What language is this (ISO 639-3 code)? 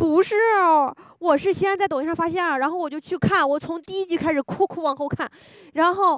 zho